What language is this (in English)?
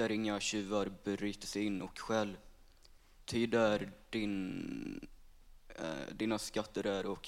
Swedish